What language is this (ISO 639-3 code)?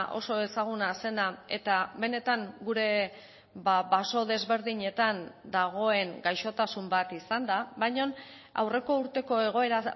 eus